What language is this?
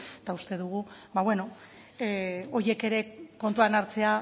Basque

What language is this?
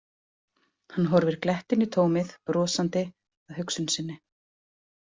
Icelandic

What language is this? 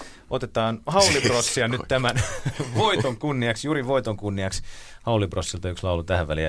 Finnish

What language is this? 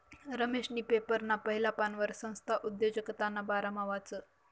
Marathi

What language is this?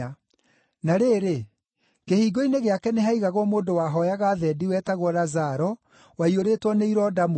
Kikuyu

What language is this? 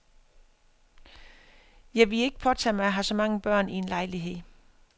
Danish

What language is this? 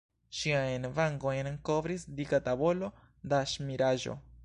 Esperanto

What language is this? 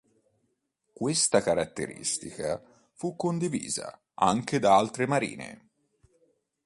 Italian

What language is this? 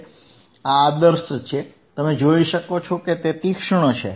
Gujarati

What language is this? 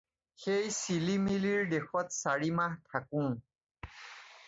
Assamese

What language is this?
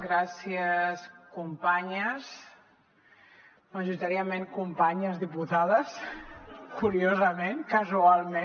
Catalan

